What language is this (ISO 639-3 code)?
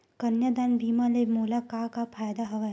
hne